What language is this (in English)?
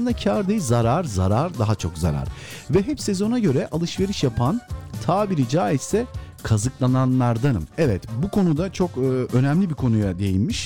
Turkish